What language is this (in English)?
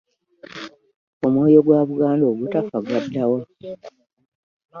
Ganda